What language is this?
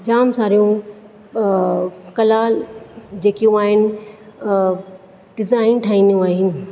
Sindhi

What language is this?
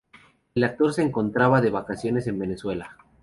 Spanish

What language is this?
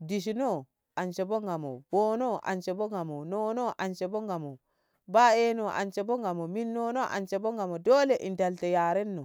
Ngamo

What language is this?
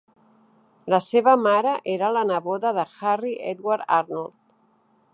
Catalan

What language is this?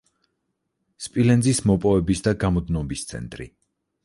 Georgian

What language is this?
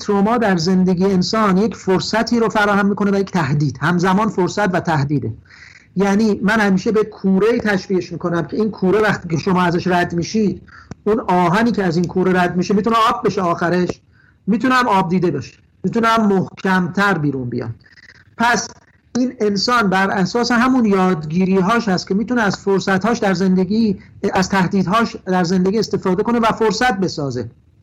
Persian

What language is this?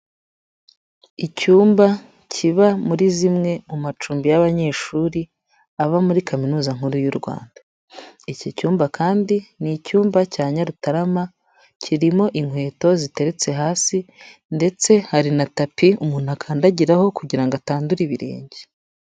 Kinyarwanda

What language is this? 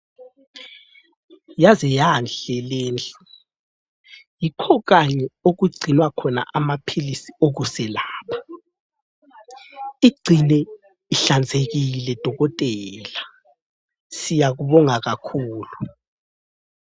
North Ndebele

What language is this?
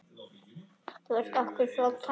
Icelandic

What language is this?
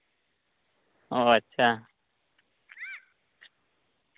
Santali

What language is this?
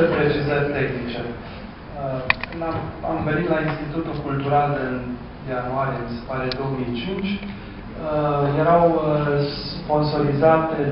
Romanian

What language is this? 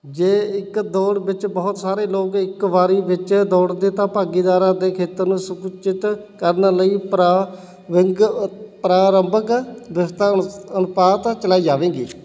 Punjabi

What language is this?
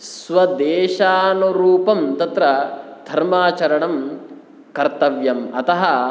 Sanskrit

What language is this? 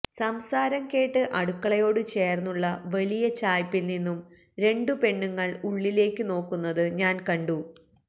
Malayalam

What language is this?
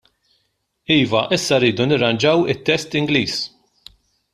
Maltese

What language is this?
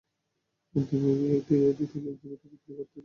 Bangla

